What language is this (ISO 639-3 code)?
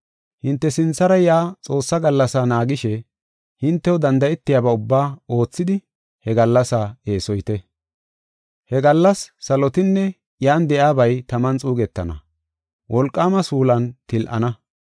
gof